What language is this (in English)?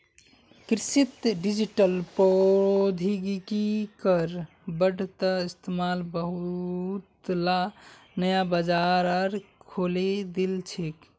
Magahi